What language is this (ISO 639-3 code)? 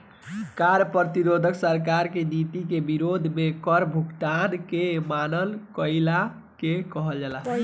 bho